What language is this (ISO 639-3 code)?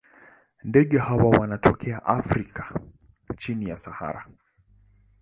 swa